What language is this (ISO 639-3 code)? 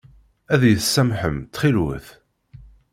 kab